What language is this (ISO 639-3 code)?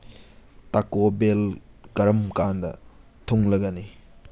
mni